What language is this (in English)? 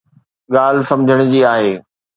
Sindhi